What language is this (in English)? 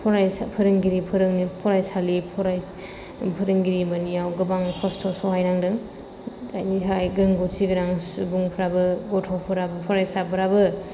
Bodo